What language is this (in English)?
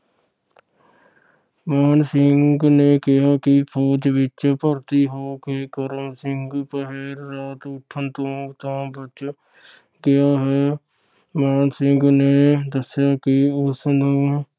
Punjabi